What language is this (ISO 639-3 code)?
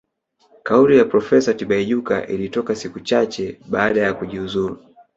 swa